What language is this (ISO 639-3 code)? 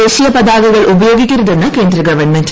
mal